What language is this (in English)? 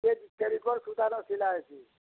Odia